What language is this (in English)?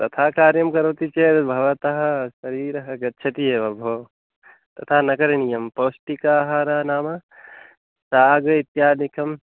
Sanskrit